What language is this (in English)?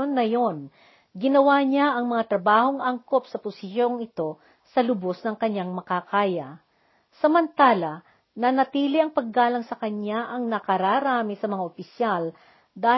Filipino